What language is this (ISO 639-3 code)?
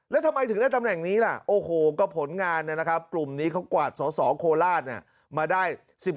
tha